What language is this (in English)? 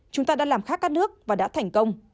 Vietnamese